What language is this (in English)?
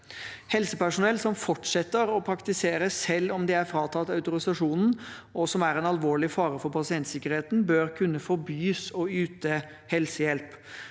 Norwegian